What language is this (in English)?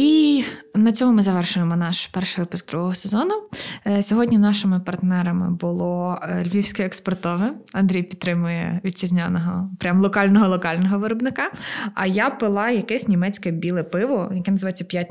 Ukrainian